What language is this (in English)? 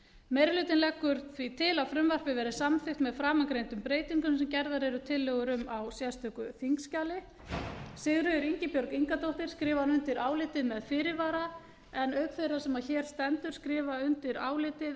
Icelandic